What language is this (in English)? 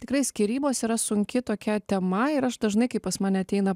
Lithuanian